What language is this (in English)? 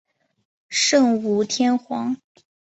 Chinese